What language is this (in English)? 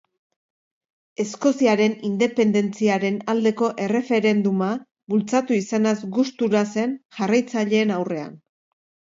Basque